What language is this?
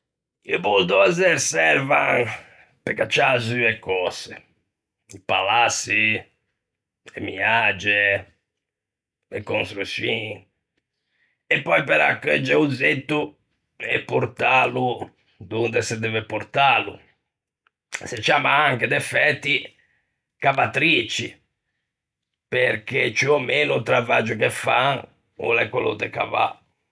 Ligurian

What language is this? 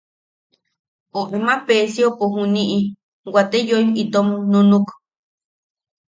Yaqui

